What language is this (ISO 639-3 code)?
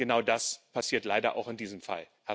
deu